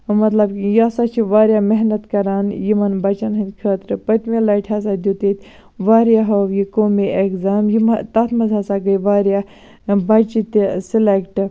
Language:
Kashmiri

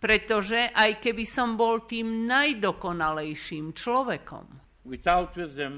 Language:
Slovak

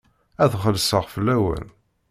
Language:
Kabyle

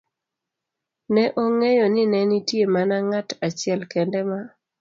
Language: Luo (Kenya and Tanzania)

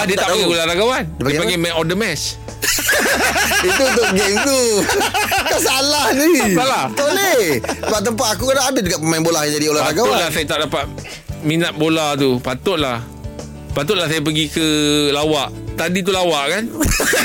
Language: Malay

